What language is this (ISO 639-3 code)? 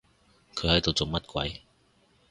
yue